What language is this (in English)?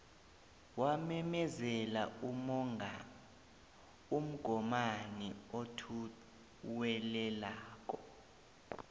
South Ndebele